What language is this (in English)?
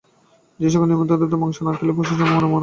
Bangla